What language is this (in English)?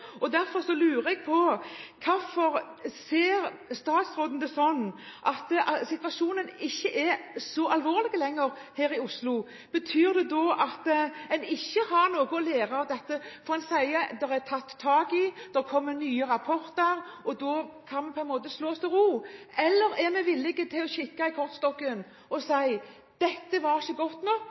Norwegian Bokmål